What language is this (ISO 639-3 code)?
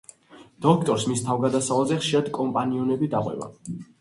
kat